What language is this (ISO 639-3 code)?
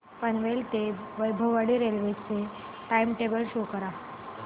mar